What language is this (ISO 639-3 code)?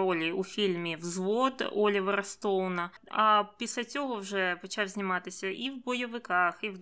ukr